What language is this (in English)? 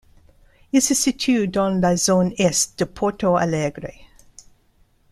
French